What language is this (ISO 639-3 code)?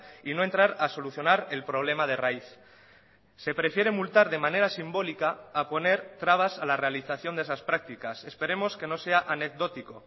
spa